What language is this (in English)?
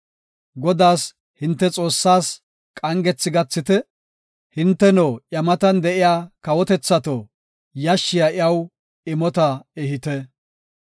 Gofa